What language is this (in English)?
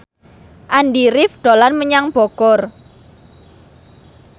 Javanese